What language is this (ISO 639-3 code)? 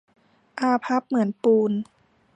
tha